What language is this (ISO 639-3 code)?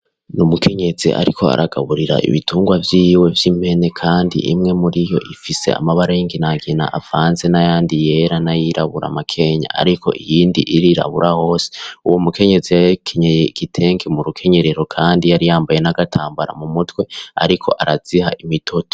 run